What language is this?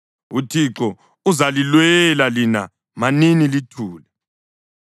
North Ndebele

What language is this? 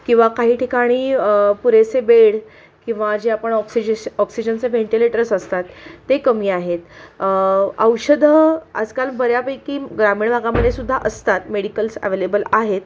Marathi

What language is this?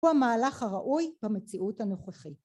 Hebrew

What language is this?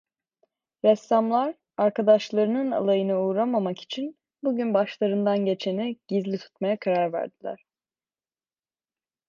Turkish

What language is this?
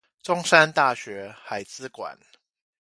Chinese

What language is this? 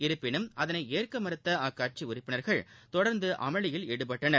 Tamil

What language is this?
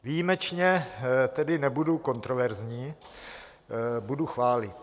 Czech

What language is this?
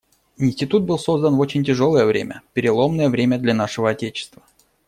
Russian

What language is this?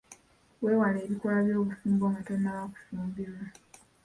Ganda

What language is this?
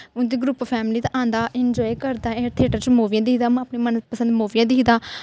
Dogri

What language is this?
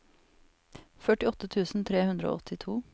Norwegian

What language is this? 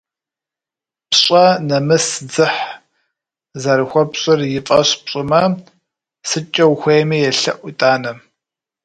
Kabardian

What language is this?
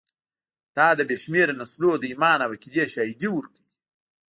Pashto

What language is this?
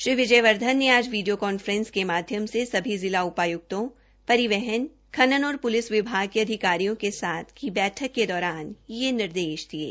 Hindi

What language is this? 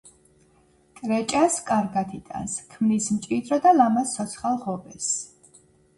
Georgian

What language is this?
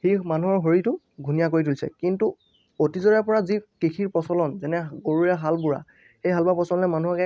Assamese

